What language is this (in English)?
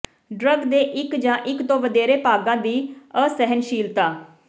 Punjabi